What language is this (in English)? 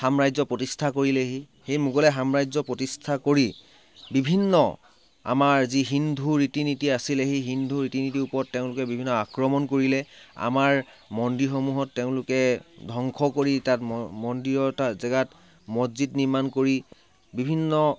Assamese